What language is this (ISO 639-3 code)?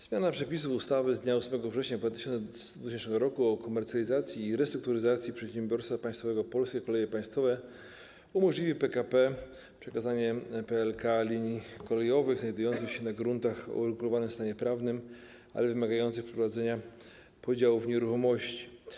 pol